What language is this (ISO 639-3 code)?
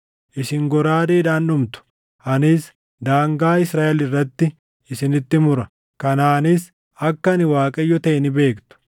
orm